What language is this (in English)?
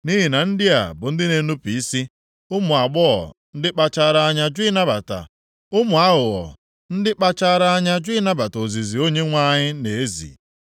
Igbo